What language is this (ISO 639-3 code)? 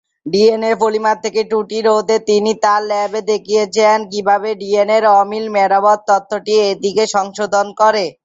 ben